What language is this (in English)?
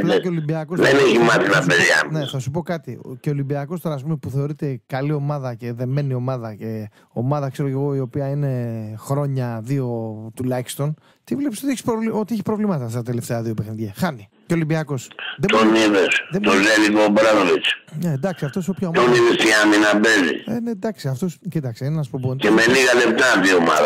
Greek